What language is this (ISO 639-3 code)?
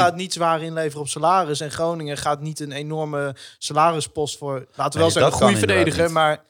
nld